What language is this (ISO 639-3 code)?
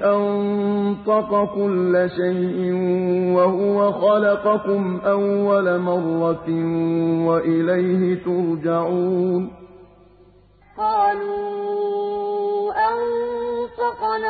ara